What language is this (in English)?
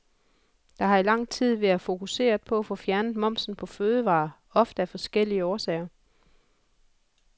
Danish